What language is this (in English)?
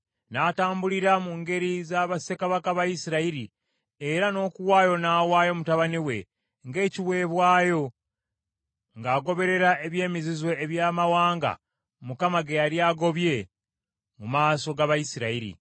Ganda